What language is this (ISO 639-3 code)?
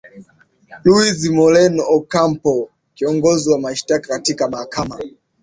swa